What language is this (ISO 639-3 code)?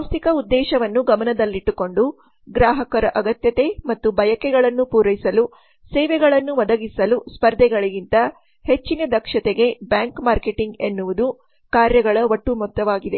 kan